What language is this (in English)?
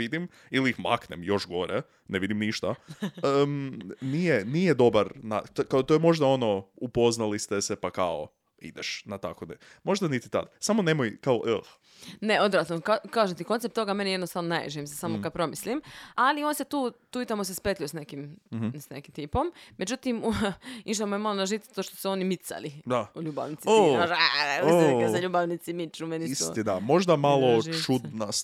Croatian